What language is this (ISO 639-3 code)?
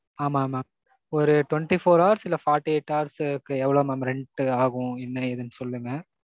tam